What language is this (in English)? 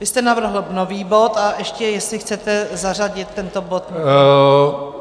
Czech